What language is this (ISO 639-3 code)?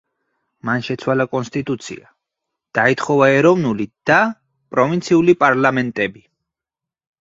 kat